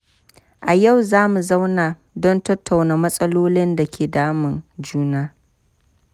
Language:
Hausa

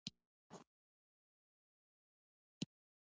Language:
Pashto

